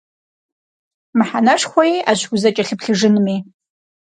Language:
Kabardian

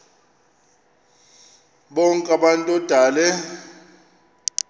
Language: Xhosa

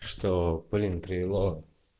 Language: Russian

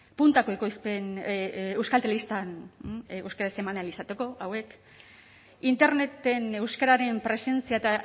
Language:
Basque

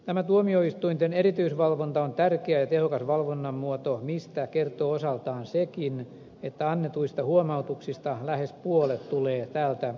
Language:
Finnish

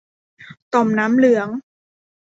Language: Thai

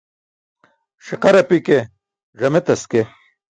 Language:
Burushaski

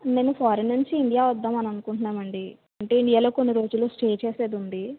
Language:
Telugu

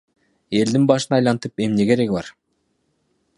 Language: Kyrgyz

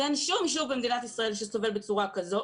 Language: Hebrew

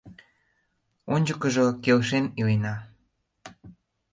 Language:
Mari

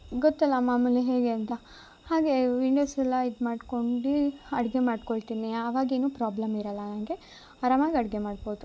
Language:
Kannada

